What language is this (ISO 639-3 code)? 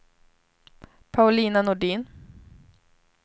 swe